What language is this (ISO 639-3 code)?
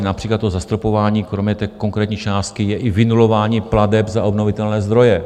ces